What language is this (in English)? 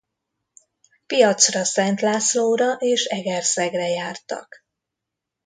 Hungarian